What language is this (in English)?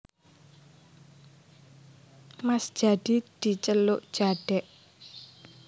Javanese